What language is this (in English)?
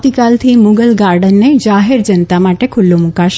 Gujarati